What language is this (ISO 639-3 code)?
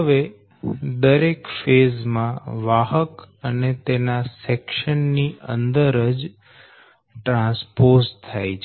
guj